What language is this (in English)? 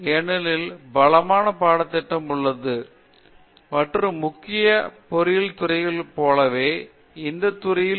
Tamil